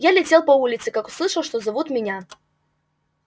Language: Russian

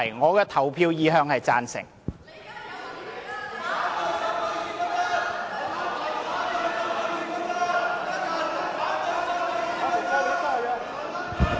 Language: Cantonese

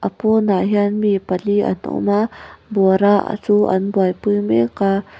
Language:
Mizo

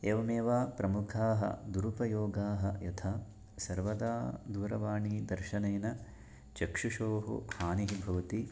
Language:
Sanskrit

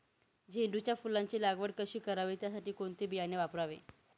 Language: Marathi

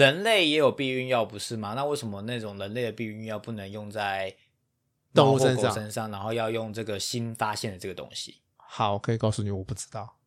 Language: Chinese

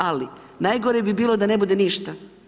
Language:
Croatian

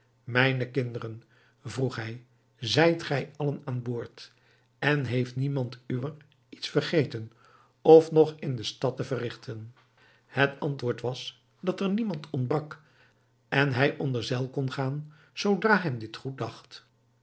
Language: Dutch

